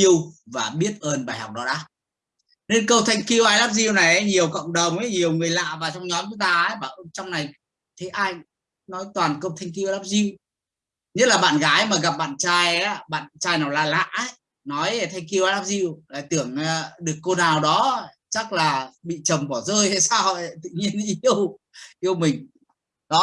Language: Vietnamese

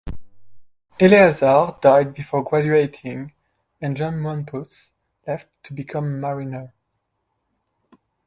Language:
English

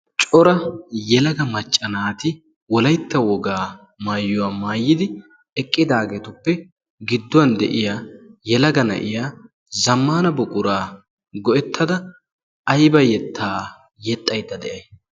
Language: Wolaytta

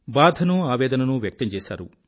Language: Telugu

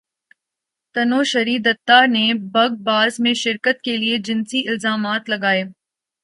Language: Urdu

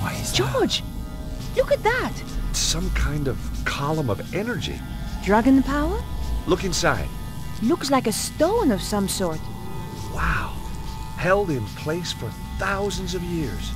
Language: English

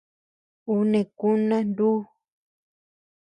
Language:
Tepeuxila Cuicatec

